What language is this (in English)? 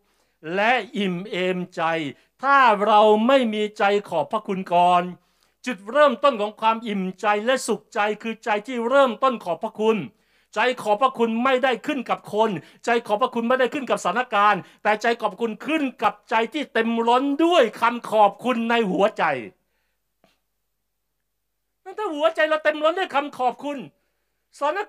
Thai